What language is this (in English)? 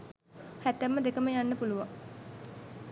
Sinhala